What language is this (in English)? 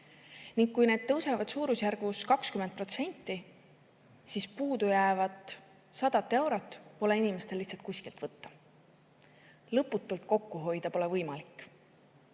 Estonian